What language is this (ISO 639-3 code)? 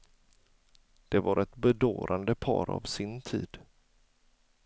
swe